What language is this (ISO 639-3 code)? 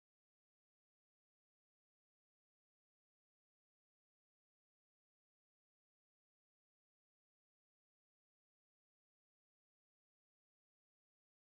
kor